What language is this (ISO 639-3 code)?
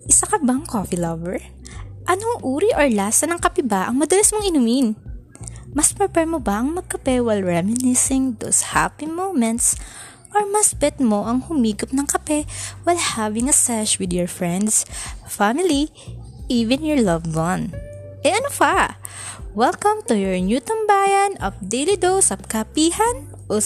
fil